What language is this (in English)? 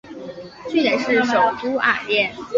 Chinese